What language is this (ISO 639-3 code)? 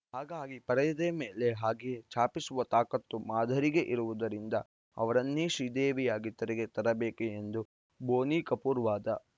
kan